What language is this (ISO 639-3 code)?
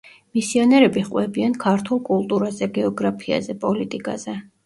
kat